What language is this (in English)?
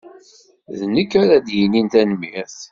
Kabyle